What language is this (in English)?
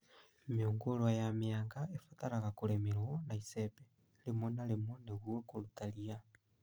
Kikuyu